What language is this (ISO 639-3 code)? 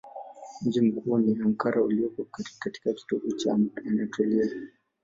swa